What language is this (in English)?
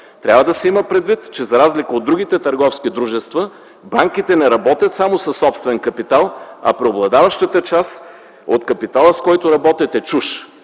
Bulgarian